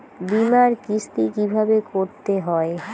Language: Bangla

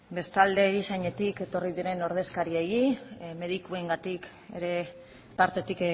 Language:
Basque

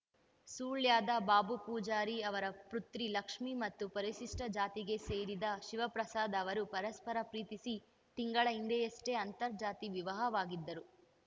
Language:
Kannada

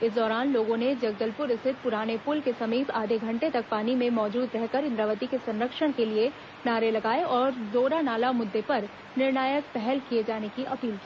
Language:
Hindi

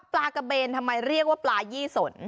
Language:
Thai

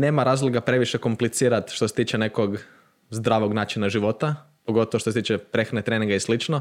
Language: Croatian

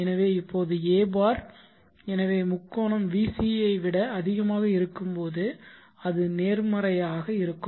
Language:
Tamil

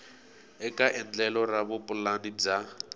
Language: Tsonga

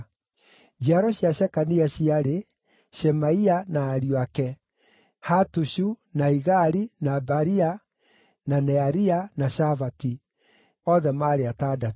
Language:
Kikuyu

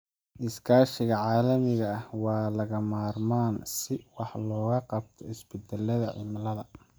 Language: Somali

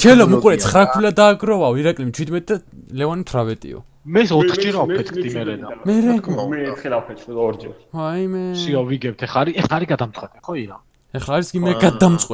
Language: Korean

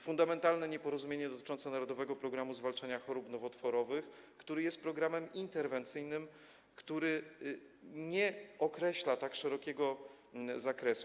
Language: Polish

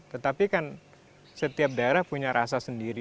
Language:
Indonesian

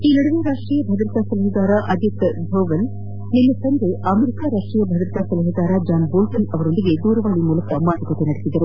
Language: Kannada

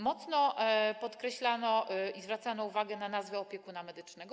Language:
Polish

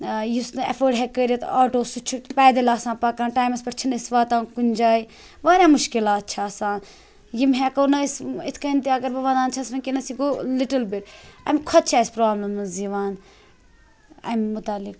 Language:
Kashmiri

